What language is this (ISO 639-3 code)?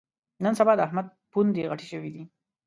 pus